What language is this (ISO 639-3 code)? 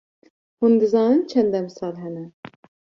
kur